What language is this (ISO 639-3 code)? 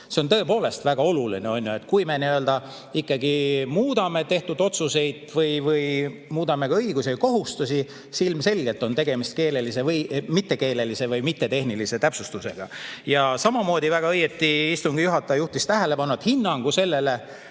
est